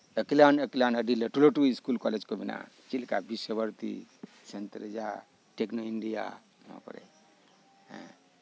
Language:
Santali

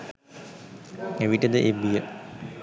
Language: Sinhala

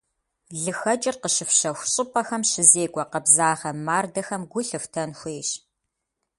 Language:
Kabardian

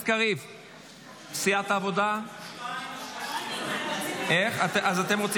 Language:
Hebrew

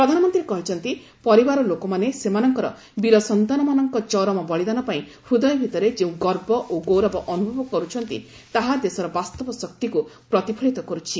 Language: Odia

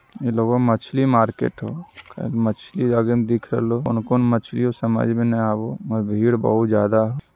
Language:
Magahi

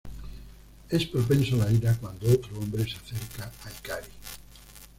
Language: Spanish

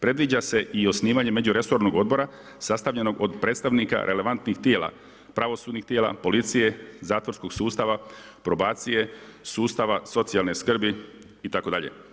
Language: Croatian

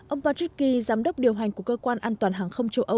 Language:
Vietnamese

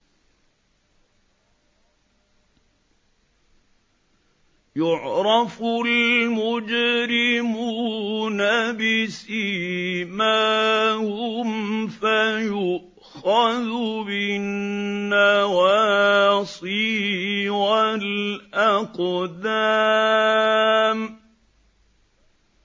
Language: Arabic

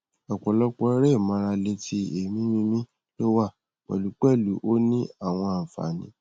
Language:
Yoruba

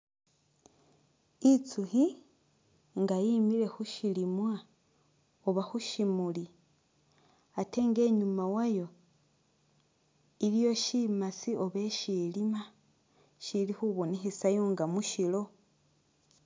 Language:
Masaaba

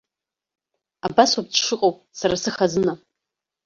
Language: Abkhazian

